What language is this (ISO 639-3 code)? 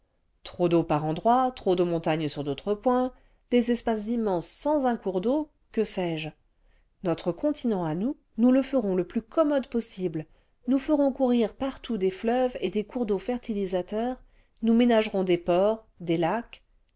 fra